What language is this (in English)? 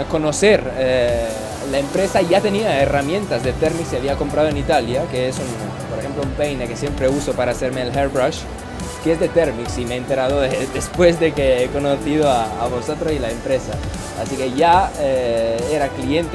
Spanish